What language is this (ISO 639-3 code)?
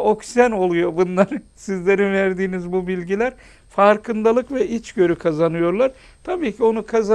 tur